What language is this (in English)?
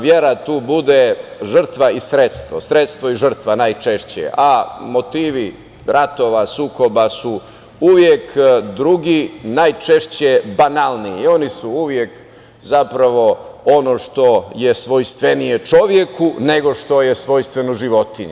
Serbian